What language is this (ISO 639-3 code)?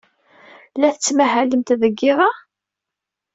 kab